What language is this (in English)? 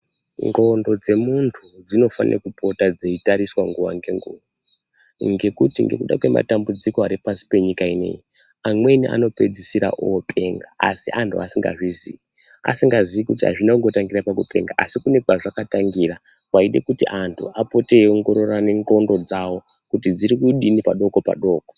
Ndau